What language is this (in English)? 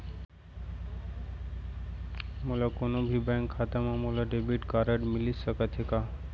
Chhattisgarhi